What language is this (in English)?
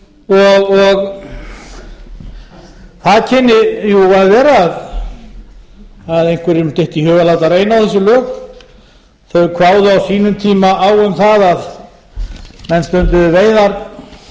Icelandic